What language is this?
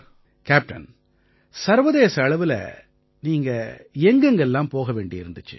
Tamil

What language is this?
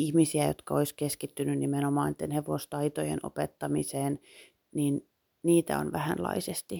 Finnish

